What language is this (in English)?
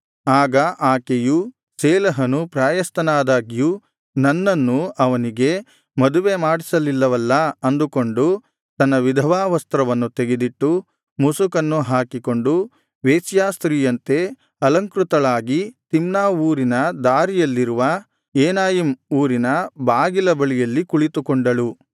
Kannada